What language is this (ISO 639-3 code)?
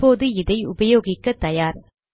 tam